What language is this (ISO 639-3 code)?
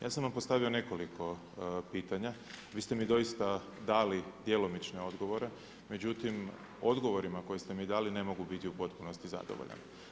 hrv